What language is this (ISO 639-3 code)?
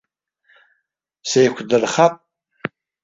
abk